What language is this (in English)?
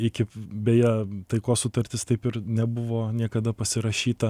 Lithuanian